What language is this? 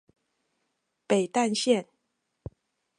Chinese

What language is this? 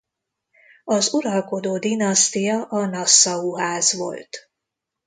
Hungarian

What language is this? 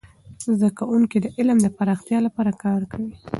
Pashto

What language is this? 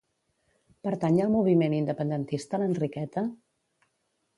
Catalan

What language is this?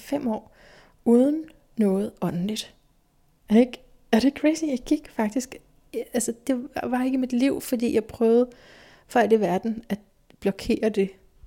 Danish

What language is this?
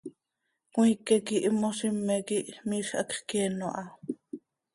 Seri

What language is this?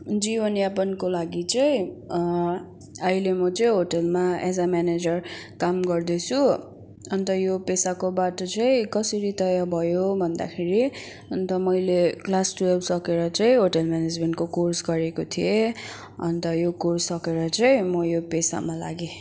Nepali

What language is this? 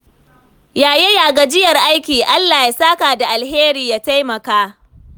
Hausa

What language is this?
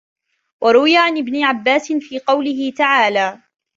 Arabic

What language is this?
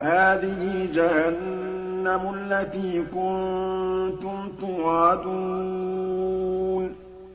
Arabic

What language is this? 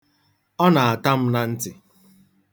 Igbo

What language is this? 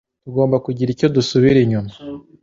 Kinyarwanda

